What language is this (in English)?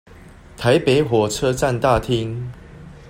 Chinese